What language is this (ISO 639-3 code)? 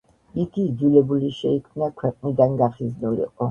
kat